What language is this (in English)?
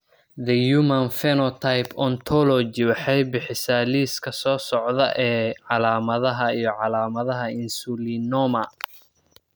Somali